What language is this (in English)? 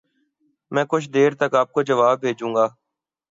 Urdu